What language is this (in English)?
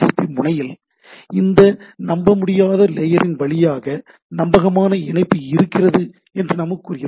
Tamil